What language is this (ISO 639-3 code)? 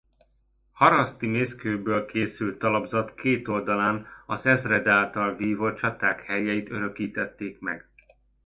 hun